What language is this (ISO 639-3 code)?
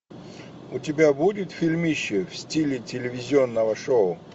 rus